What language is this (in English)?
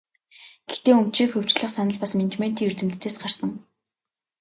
Mongolian